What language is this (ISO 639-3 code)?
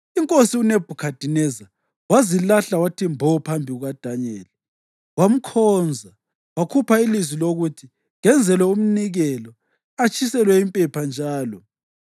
nde